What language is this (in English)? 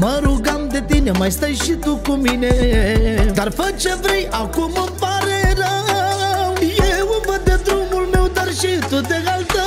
Romanian